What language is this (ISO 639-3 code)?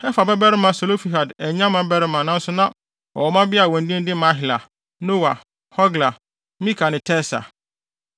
aka